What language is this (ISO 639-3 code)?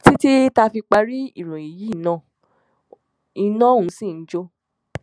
yor